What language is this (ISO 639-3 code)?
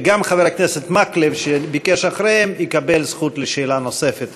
heb